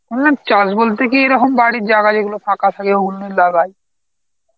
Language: Bangla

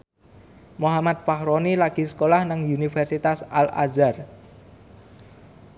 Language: Javanese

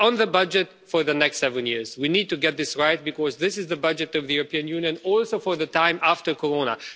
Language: English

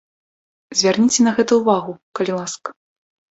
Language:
Belarusian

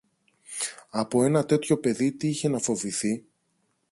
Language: Greek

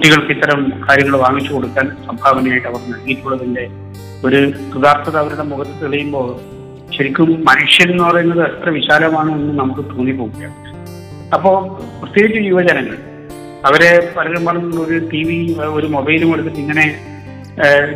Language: Malayalam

